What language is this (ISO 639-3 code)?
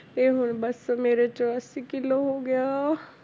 pan